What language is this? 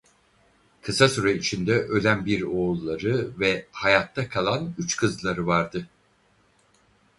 Turkish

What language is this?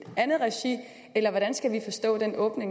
Danish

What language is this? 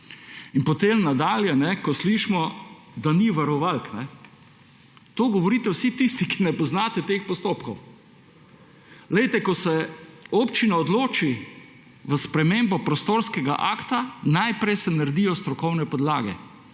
Slovenian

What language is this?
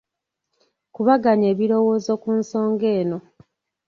Ganda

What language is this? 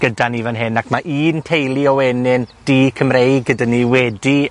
Welsh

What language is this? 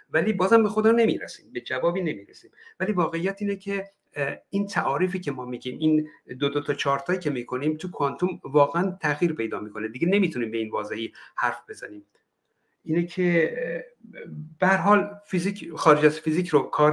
Persian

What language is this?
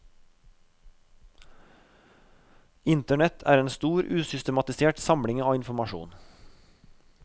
Norwegian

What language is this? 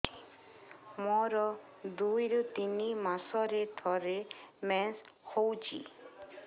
Odia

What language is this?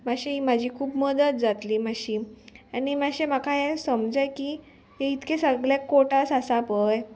Konkani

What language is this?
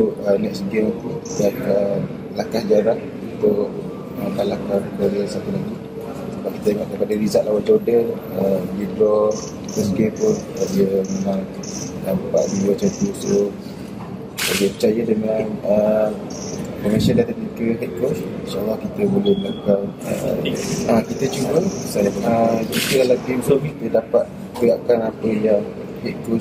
Malay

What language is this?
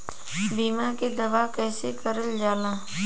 Bhojpuri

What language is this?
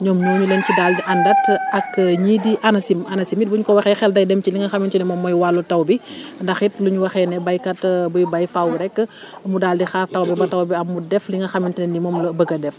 Wolof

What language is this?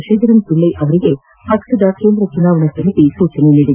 Kannada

